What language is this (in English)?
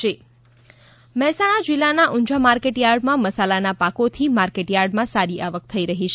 Gujarati